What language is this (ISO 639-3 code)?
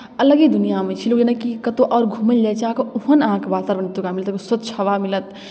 mai